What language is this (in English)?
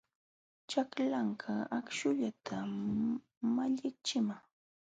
Jauja Wanca Quechua